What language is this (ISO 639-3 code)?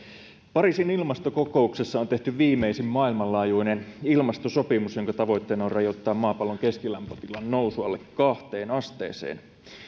fin